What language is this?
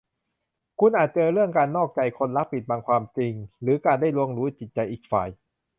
Thai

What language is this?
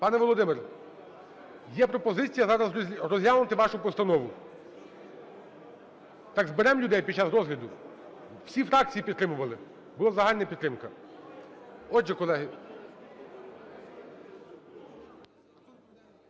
Ukrainian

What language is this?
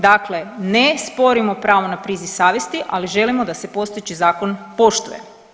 Croatian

